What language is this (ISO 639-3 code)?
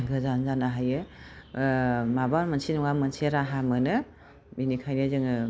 brx